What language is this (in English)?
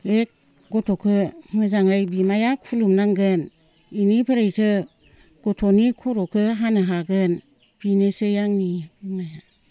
Bodo